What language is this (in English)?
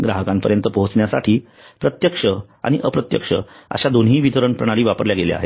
Marathi